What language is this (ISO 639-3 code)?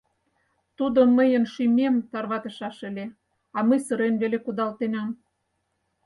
chm